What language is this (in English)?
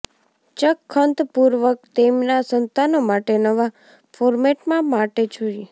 Gujarati